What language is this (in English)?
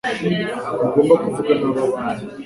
Kinyarwanda